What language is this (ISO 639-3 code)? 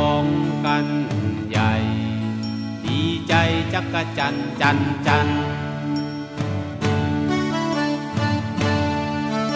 tha